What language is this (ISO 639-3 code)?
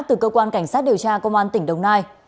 vie